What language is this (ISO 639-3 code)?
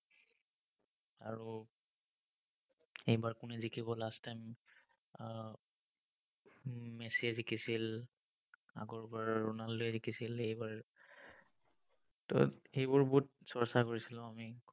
asm